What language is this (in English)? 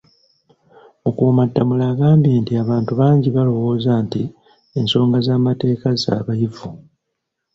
Ganda